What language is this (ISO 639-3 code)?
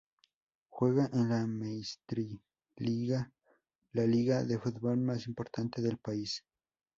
spa